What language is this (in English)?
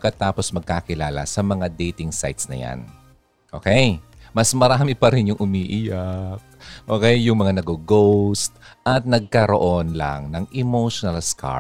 Filipino